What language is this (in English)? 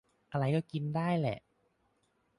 Thai